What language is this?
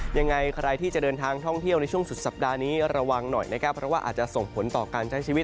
Thai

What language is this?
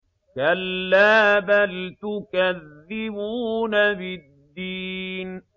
Arabic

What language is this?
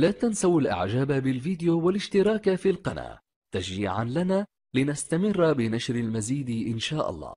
Arabic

